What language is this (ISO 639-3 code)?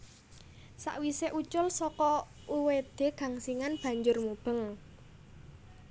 jav